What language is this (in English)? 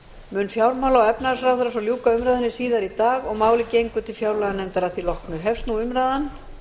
Icelandic